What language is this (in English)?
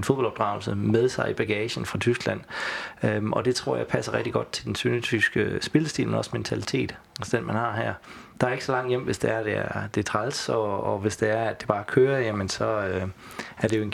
Danish